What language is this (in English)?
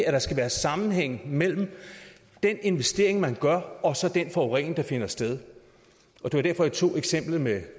Danish